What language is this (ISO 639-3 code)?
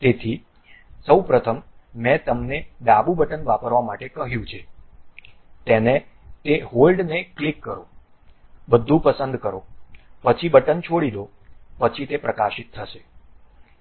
guj